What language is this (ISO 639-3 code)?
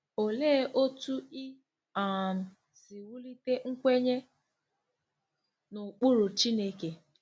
ibo